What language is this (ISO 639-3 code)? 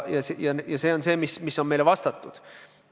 est